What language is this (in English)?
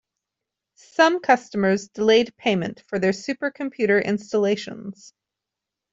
English